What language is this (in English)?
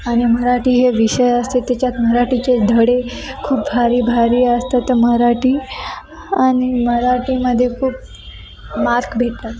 Marathi